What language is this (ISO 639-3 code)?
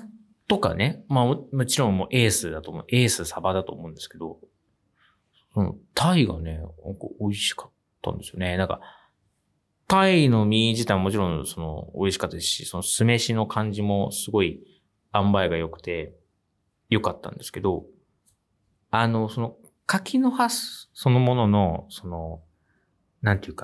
jpn